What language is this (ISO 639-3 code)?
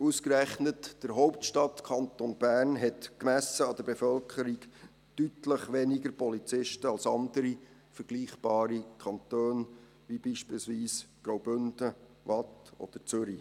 gsw